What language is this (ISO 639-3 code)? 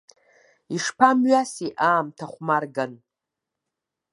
abk